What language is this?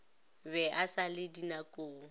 Northern Sotho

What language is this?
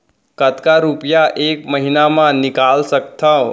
Chhattisgarhi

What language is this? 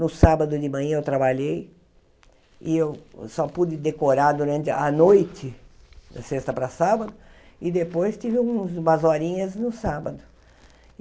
Portuguese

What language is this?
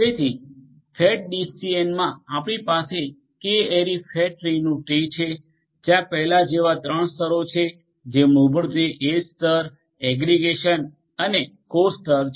Gujarati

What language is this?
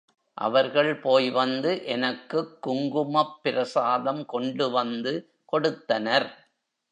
Tamil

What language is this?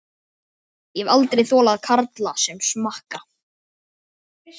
Icelandic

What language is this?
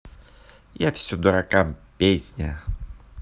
Russian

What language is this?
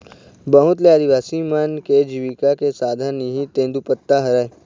Chhattisgarhi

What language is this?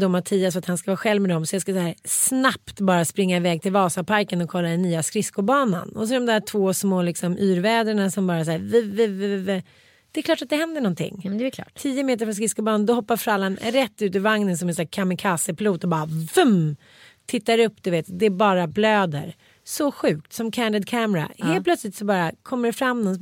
Swedish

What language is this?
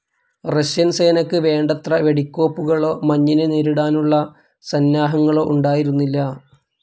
Malayalam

